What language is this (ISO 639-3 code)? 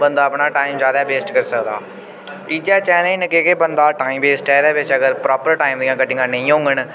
doi